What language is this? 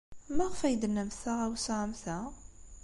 Kabyle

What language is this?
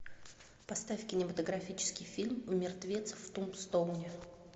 Russian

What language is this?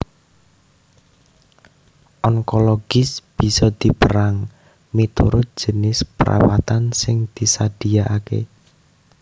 Javanese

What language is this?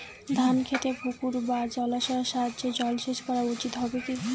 Bangla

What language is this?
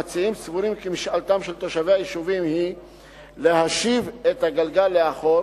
Hebrew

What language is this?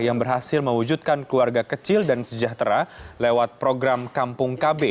Indonesian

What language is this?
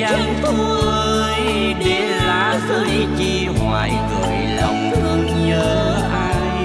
Vietnamese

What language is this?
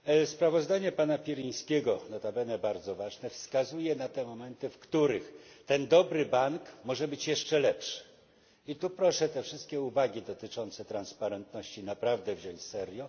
Polish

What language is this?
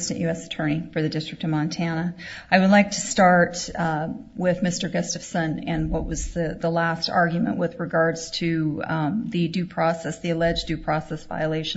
English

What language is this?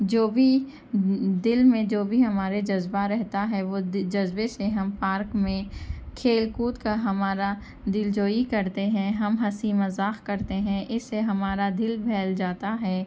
Urdu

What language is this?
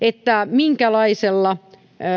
Finnish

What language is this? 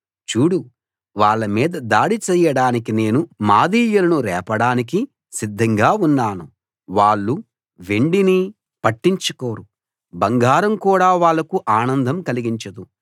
Telugu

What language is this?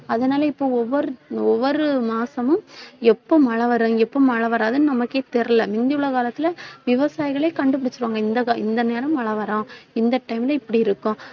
Tamil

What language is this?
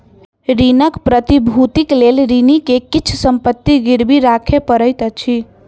Maithili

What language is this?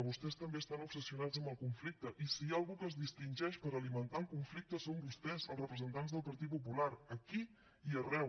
Catalan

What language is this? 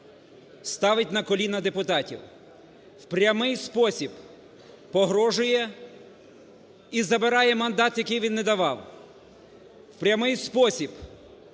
Ukrainian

